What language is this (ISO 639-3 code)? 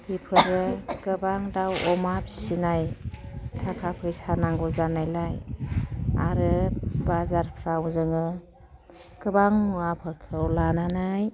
brx